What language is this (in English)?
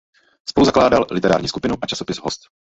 Czech